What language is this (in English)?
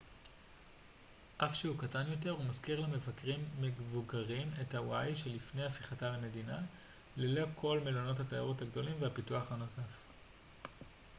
Hebrew